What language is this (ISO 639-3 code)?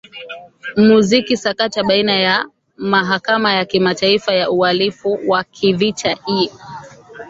swa